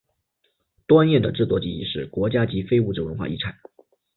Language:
Chinese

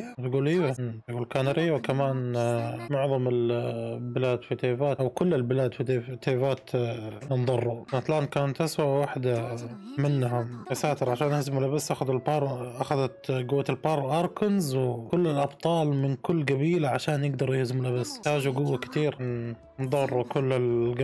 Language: Arabic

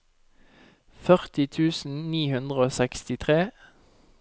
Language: Norwegian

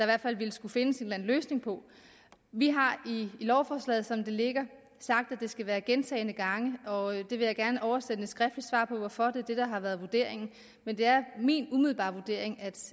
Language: Danish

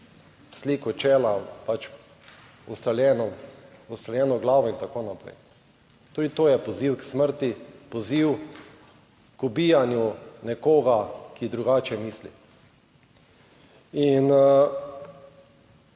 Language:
Slovenian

